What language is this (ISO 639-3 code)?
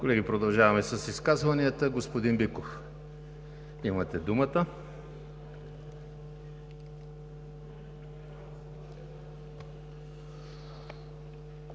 bul